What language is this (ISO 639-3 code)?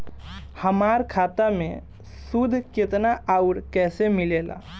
bho